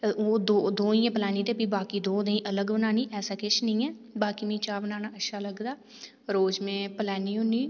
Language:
Dogri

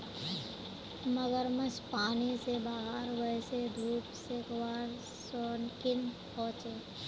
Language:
Magahi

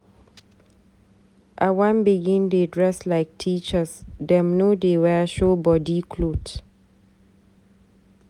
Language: Nigerian Pidgin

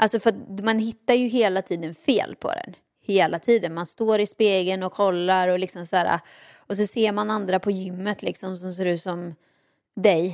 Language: Swedish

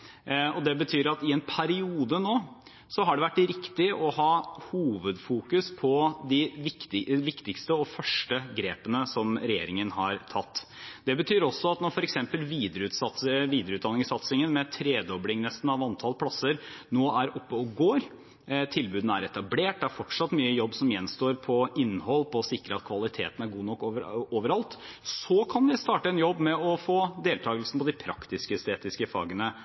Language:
Norwegian Bokmål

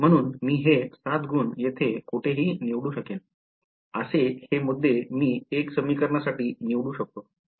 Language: Marathi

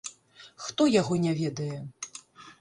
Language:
Belarusian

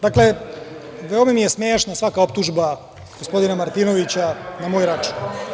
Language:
Serbian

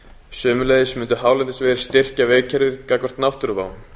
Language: Icelandic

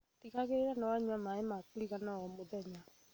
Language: Kikuyu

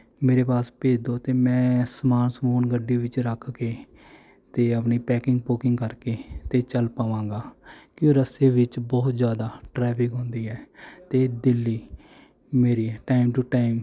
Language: Punjabi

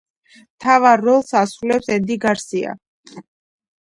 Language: Georgian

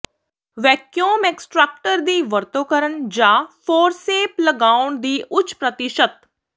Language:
Punjabi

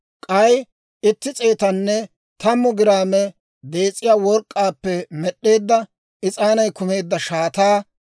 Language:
Dawro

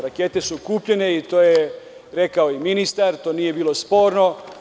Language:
Serbian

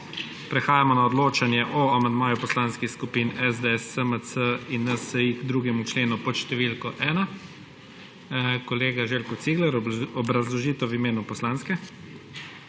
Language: Slovenian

